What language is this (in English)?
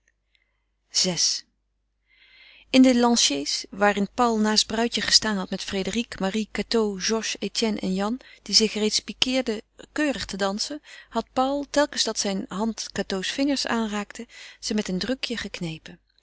Dutch